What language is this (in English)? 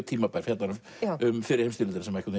Icelandic